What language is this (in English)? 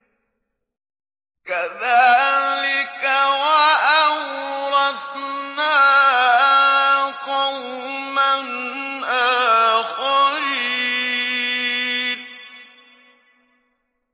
Arabic